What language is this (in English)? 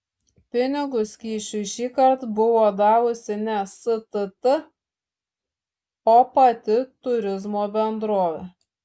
Lithuanian